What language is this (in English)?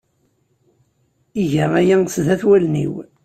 Kabyle